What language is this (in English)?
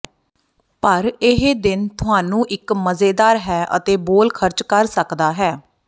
Punjabi